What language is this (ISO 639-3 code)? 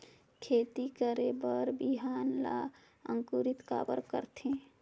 hne